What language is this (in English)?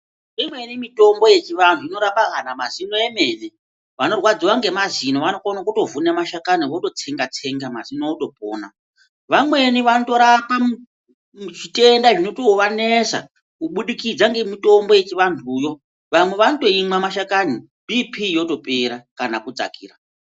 Ndau